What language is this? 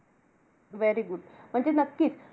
Marathi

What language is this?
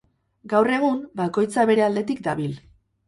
Basque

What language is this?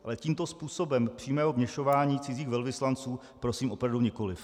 Czech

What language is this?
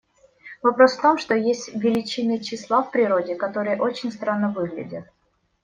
Russian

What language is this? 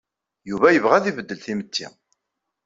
Kabyle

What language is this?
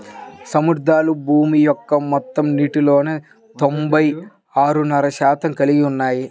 Telugu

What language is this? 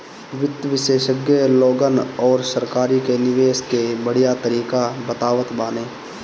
Bhojpuri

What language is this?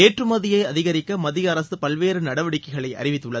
Tamil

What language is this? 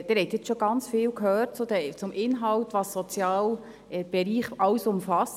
Swiss German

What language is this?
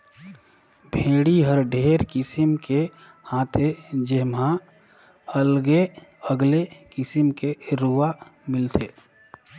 Chhattisgarhi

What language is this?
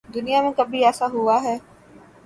Urdu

